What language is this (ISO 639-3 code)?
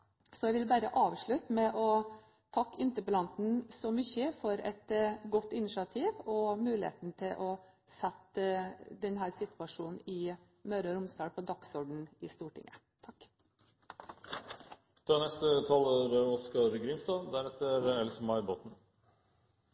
nor